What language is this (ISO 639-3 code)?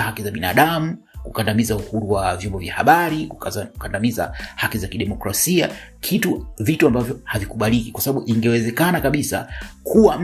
swa